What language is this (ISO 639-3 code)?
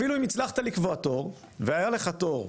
heb